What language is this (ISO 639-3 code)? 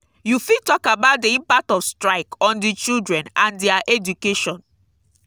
pcm